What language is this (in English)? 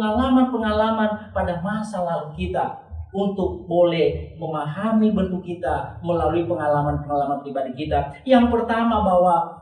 Indonesian